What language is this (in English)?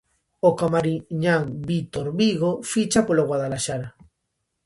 Galician